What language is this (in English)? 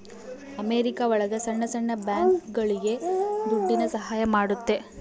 Kannada